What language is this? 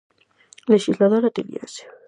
Galician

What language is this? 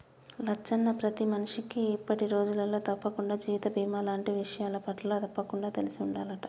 Telugu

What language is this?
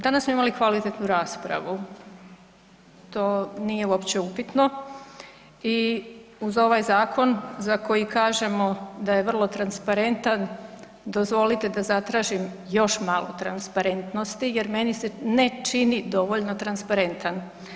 Croatian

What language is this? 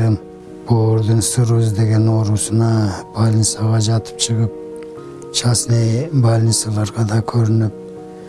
Turkish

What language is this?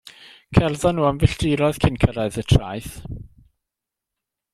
Welsh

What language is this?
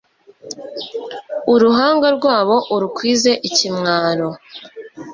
Kinyarwanda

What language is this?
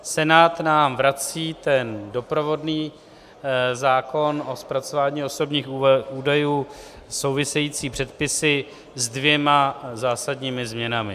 Czech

